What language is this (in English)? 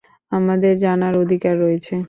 Bangla